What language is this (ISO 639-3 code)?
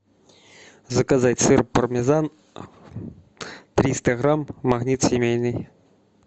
rus